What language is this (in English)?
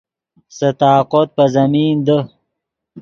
Yidgha